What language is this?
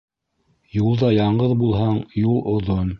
Bashkir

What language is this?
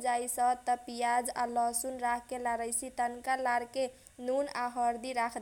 Kochila Tharu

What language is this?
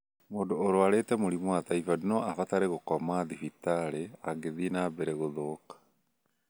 Kikuyu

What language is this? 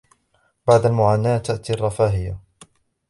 Arabic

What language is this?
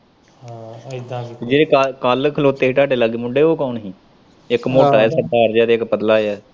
Punjabi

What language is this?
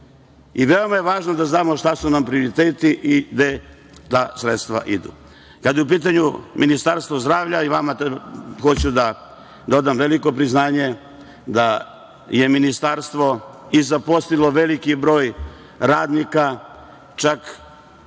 Serbian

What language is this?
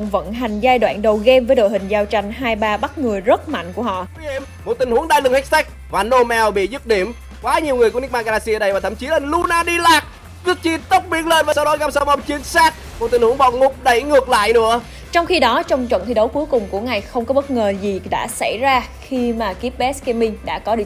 Vietnamese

